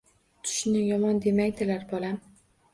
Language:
Uzbek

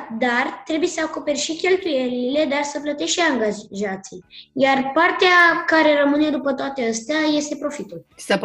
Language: Romanian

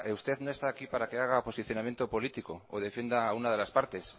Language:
Spanish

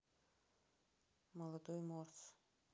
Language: Russian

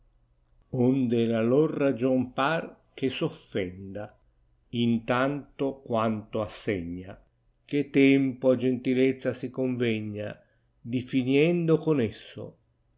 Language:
Italian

